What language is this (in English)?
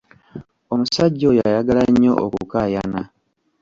Ganda